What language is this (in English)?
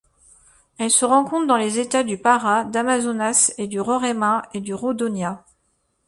French